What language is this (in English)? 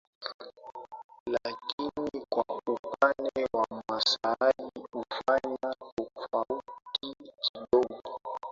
Swahili